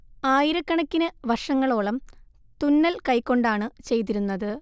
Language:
Malayalam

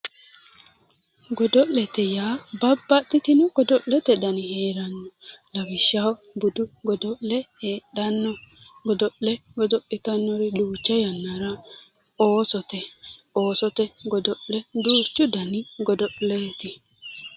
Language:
Sidamo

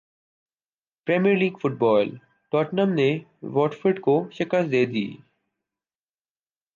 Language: Urdu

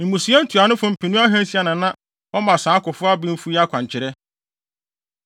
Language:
Akan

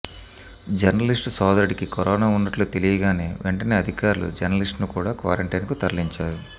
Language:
Telugu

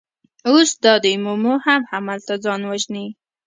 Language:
Pashto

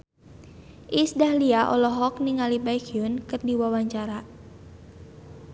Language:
Sundanese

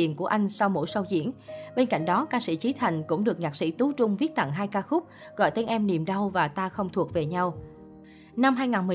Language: Vietnamese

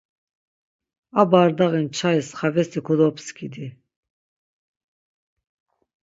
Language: Laz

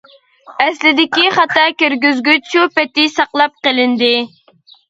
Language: Uyghur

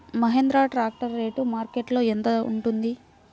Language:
Telugu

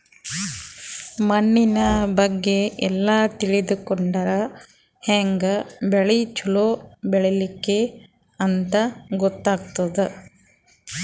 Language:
Kannada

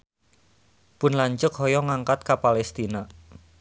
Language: Sundanese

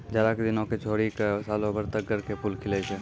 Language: Maithili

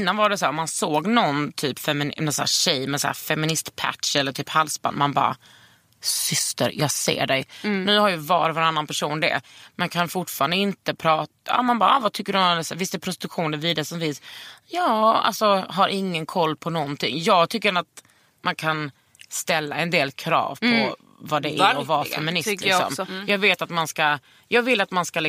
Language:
Swedish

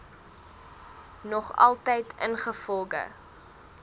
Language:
Afrikaans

